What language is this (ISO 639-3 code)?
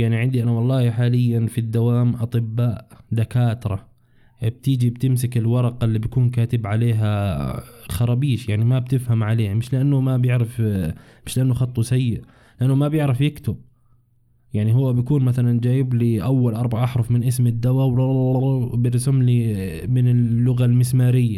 ara